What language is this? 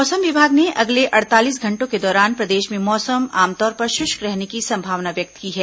Hindi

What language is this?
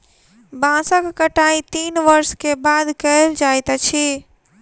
Maithili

